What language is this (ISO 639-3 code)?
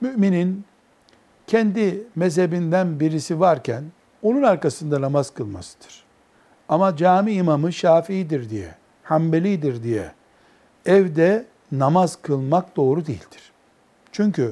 tur